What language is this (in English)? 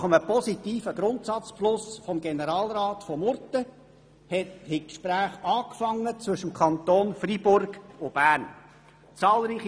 Swiss German